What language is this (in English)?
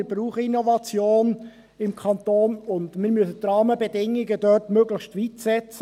Swiss German